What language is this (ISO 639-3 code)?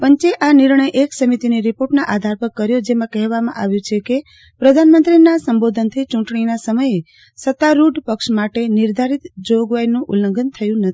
guj